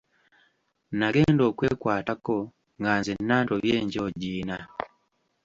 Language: Ganda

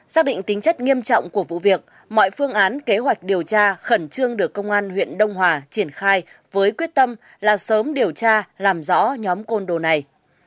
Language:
Vietnamese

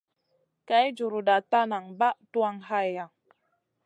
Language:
Masana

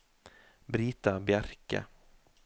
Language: Norwegian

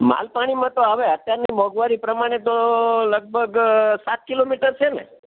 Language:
Gujarati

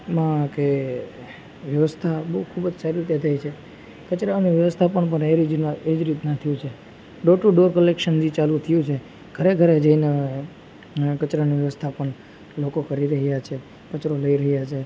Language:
Gujarati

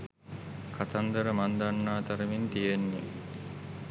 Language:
Sinhala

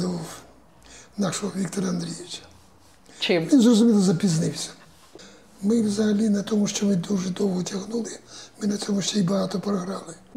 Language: Ukrainian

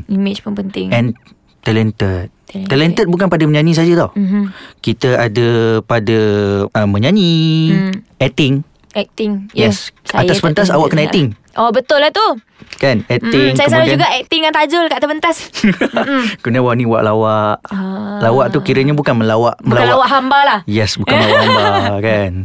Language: Malay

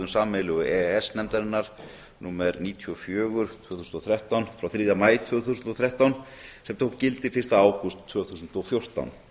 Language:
Icelandic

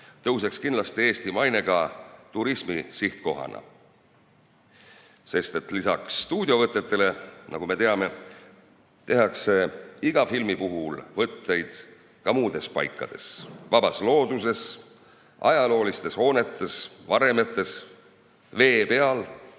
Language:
Estonian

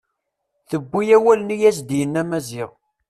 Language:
Kabyle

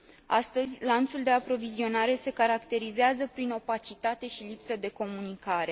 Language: Romanian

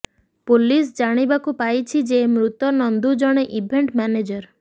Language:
Odia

